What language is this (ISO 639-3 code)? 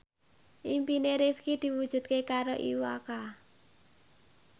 jav